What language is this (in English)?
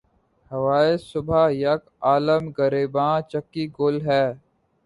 Urdu